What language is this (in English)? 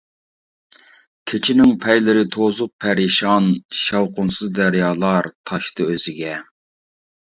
Uyghur